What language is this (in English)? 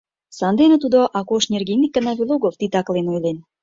Mari